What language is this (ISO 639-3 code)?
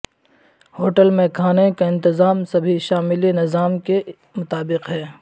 urd